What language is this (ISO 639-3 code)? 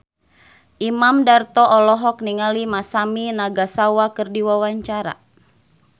sun